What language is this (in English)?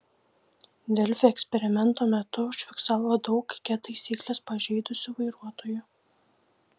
Lithuanian